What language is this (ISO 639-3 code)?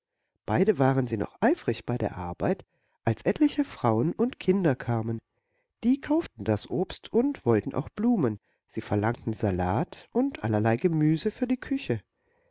deu